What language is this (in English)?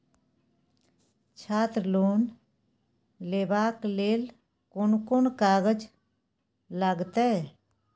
Maithili